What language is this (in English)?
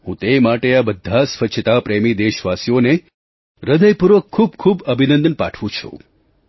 Gujarati